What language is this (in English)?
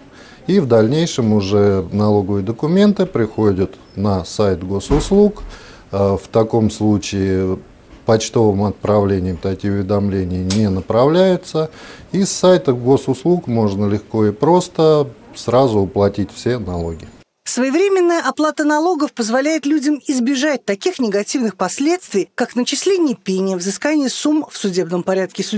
Russian